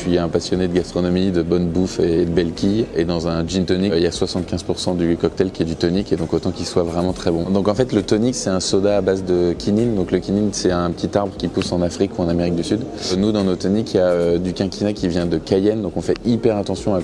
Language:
French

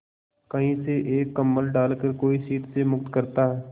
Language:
Hindi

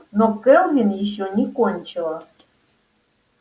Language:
Russian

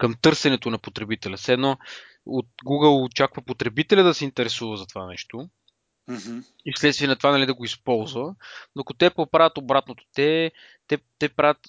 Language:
Bulgarian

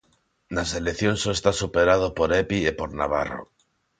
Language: Galician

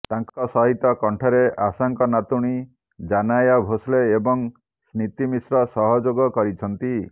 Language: Odia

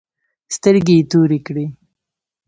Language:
Pashto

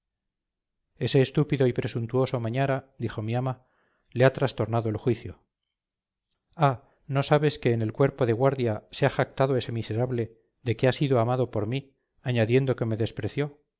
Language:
Spanish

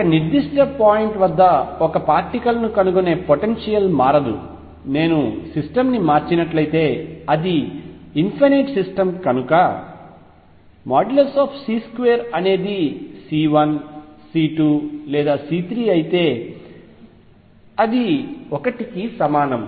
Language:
Telugu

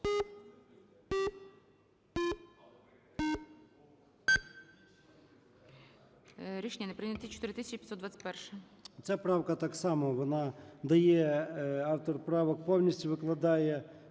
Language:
Ukrainian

